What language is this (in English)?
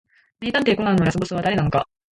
Japanese